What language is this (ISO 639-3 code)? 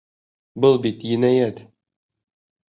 bak